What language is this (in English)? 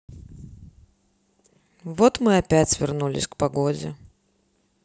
Russian